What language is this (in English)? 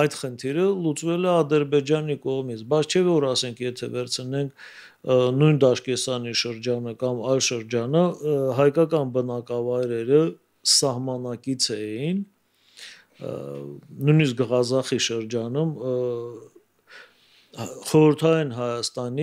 Turkish